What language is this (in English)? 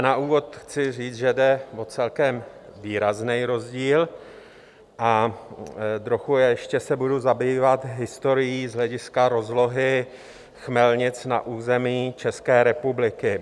Czech